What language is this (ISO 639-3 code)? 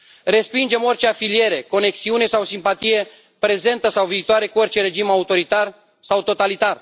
ron